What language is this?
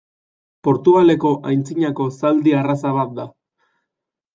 Basque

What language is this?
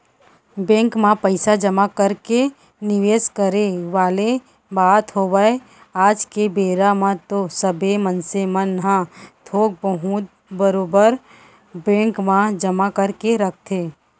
Chhattisgarhi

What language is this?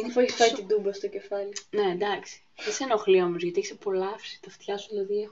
Greek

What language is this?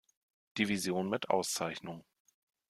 German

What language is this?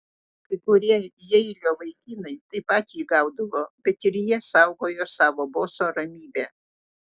Lithuanian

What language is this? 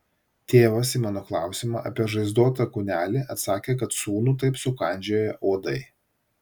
Lithuanian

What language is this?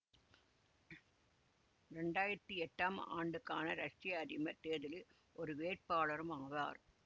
Tamil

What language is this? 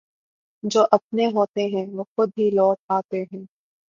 Urdu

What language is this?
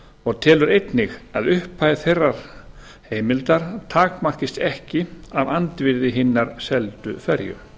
Icelandic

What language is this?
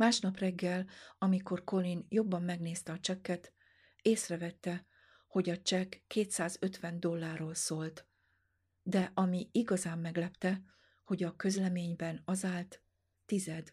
Hungarian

